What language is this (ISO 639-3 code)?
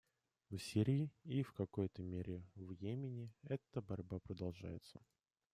rus